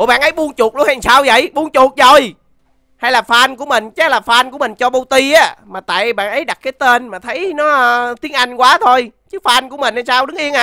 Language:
Vietnamese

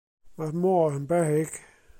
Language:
Welsh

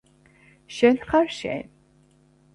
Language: Georgian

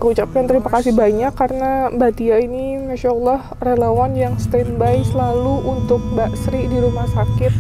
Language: Indonesian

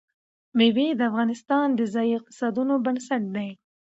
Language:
Pashto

